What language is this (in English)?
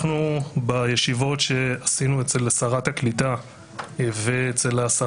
Hebrew